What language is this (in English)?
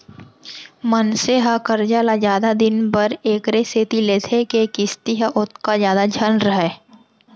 Chhattisgarhi